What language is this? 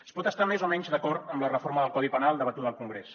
Catalan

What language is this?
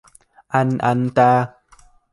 Vietnamese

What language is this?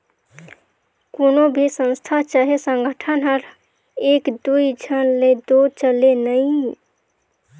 Chhattisgarhi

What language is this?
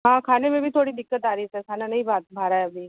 Hindi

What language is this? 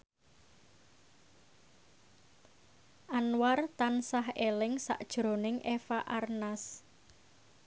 Javanese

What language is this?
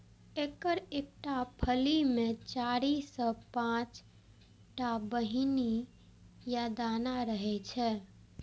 Maithili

